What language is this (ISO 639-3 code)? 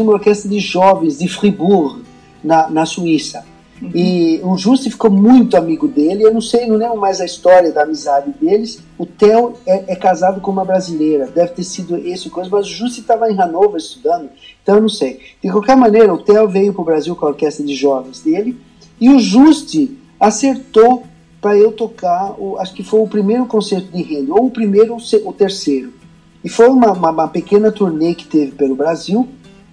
por